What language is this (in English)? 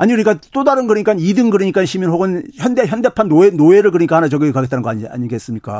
Korean